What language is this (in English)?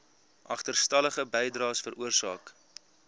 Afrikaans